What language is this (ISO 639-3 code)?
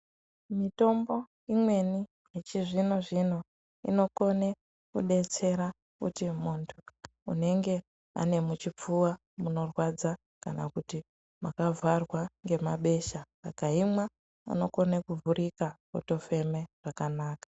ndc